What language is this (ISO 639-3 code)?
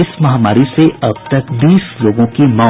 hin